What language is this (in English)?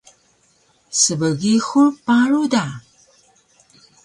Taroko